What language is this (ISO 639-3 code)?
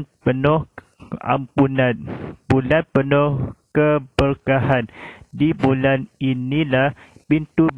msa